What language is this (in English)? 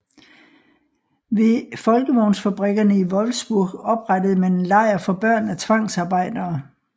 Danish